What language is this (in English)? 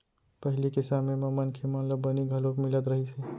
Chhattisgarhi